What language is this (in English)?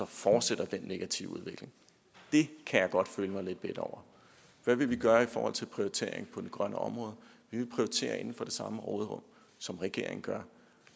Danish